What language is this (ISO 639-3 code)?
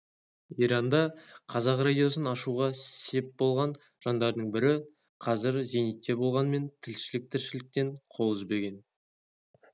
kaz